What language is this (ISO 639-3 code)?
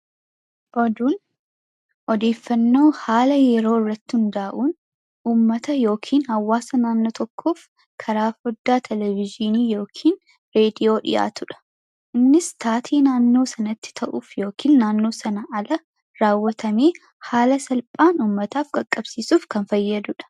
orm